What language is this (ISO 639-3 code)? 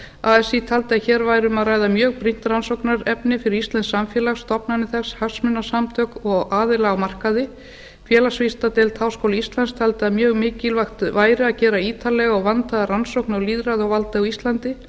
isl